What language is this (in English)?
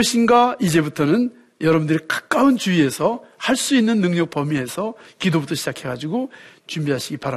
Korean